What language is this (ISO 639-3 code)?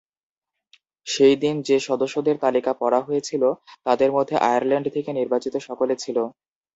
ben